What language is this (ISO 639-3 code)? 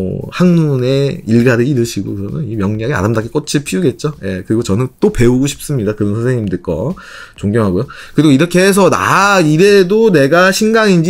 kor